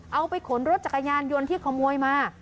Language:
Thai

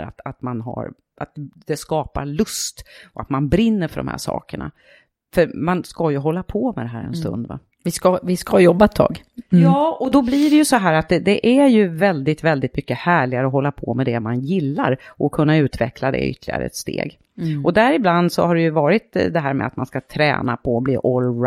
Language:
Swedish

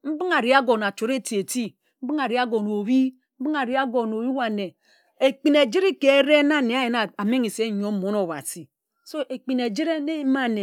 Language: Ejagham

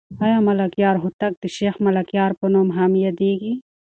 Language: Pashto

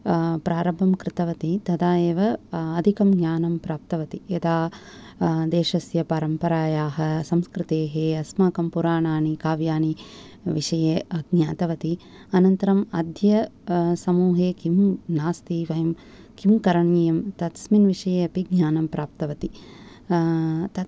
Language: Sanskrit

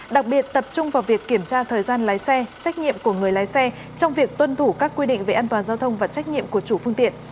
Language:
Vietnamese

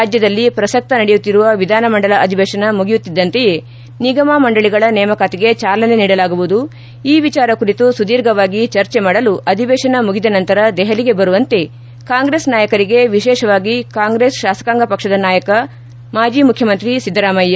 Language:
Kannada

